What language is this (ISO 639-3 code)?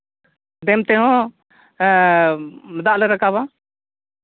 sat